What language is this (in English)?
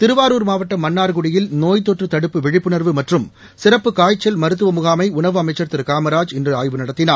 Tamil